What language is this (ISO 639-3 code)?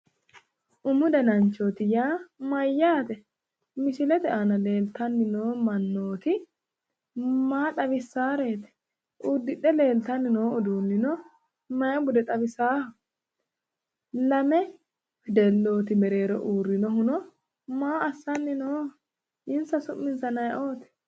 sid